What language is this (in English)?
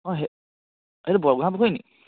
Assamese